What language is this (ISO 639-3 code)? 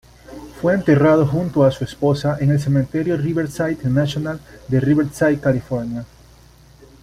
spa